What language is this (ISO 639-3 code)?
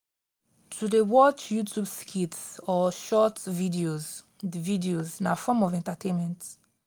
pcm